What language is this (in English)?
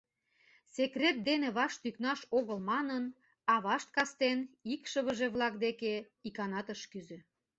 Mari